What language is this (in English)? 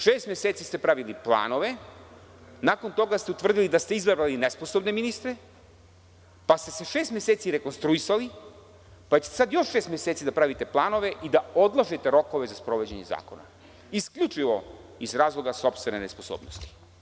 Serbian